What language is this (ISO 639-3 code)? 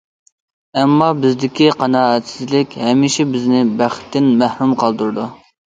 uig